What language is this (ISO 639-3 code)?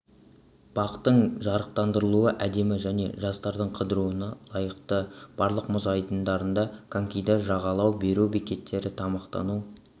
kaz